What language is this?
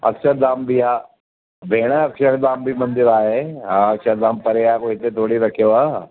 Sindhi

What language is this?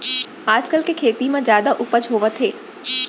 Chhattisgarhi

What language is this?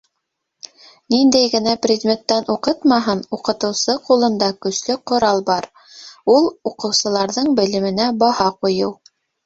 Bashkir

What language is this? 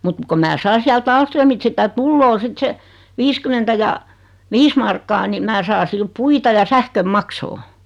Finnish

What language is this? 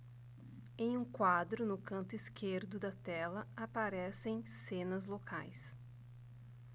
Portuguese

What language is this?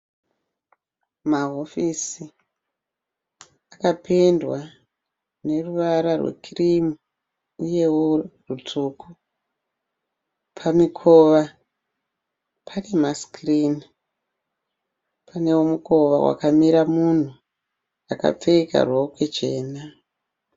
Shona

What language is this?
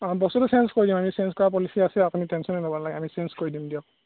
Assamese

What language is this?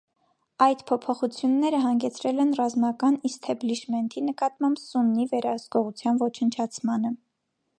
Armenian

